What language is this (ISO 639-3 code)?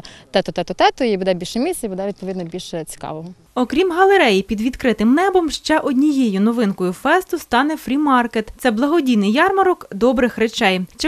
ukr